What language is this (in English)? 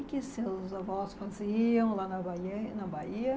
Portuguese